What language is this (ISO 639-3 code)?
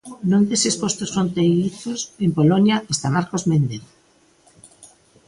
glg